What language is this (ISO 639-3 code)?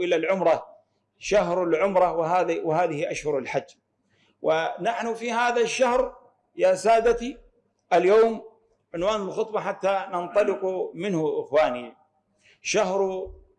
ara